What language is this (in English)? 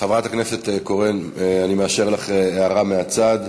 Hebrew